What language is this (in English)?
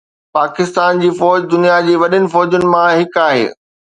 Sindhi